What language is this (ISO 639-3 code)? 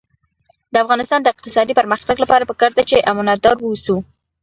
pus